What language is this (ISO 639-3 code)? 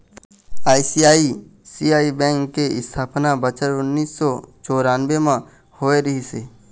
hne